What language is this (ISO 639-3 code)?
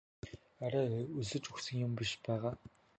mon